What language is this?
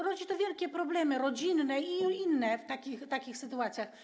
Polish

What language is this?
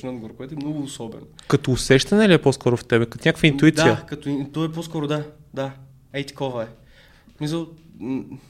Bulgarian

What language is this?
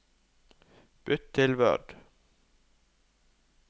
Norwegian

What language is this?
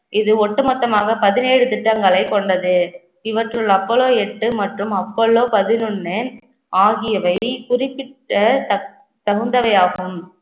Tamil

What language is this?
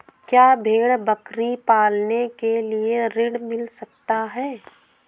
Hindi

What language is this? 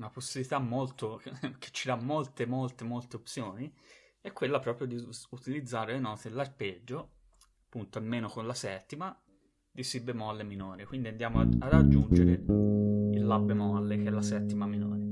Italian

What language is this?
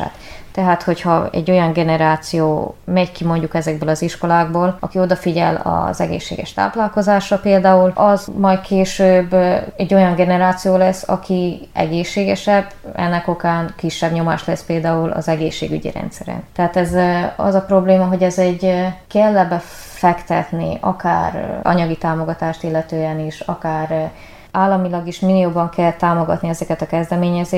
Hungarian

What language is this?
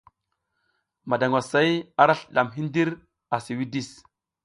South Giziga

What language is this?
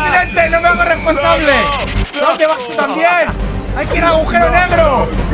Spanish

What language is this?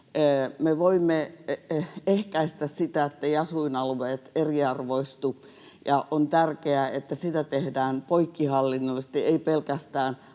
Finnish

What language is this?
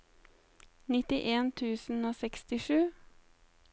Norwegian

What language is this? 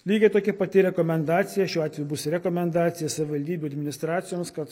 Lithuanian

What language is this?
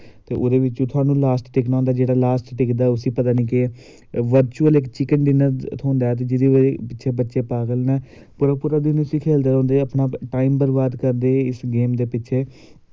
Dogri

